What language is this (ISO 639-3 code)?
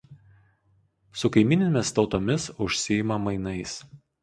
lit